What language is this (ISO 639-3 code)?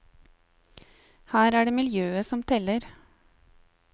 nor